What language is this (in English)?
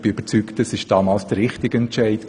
Swiss German